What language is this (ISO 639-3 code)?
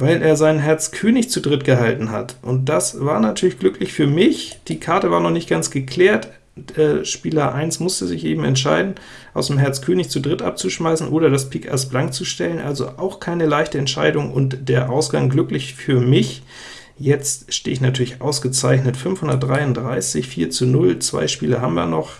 deu